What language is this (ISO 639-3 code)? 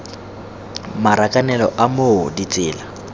tsn